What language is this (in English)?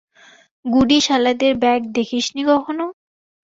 Bangla